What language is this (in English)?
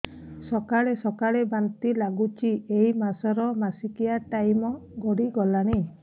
Odia